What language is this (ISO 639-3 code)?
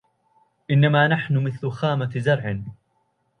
ara